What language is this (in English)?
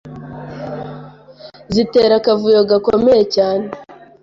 Kinyarwanda